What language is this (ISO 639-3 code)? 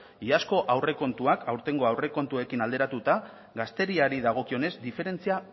eus